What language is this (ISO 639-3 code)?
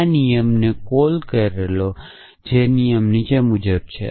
guj